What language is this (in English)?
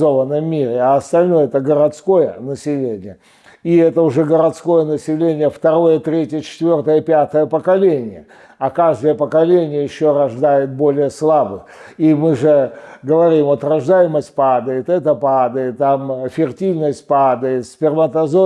Russian